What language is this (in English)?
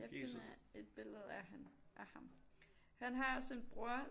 Danish